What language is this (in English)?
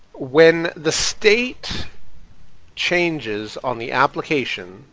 English